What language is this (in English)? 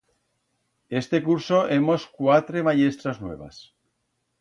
Aragonese